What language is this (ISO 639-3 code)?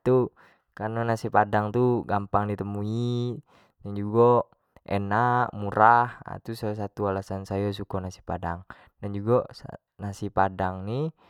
jax